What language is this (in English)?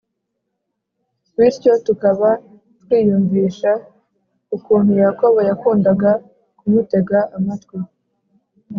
Kinyarwanda